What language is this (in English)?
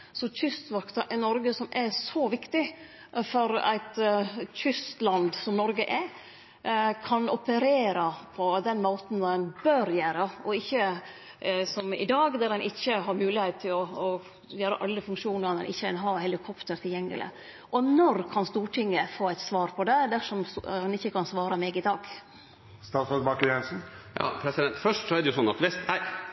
Norwegian Nynorsk